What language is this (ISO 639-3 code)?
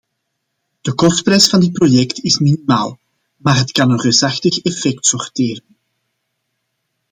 nld